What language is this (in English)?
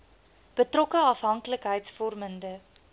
Afrikaans